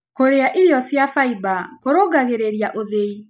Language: Kikuyu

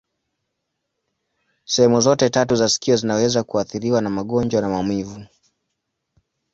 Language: Swahili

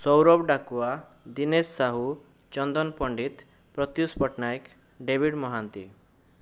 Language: Odia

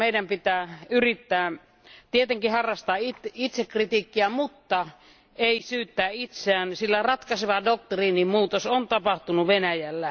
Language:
Finnish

